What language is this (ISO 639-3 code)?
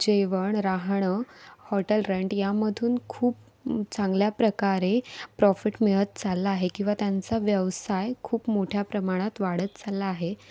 mar